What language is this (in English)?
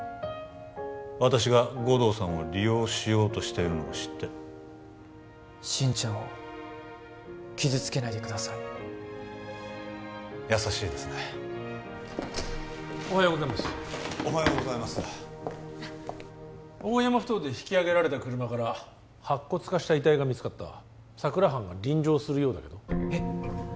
Japanese